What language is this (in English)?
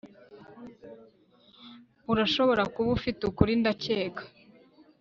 Kinyarwanda